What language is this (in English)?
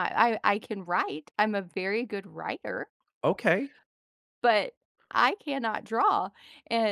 English